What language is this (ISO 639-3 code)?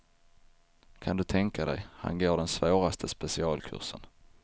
swe